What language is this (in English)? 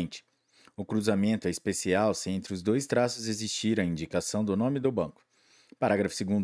Portuguese